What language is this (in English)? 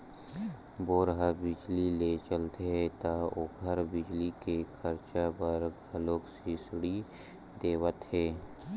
Chhattisgarhi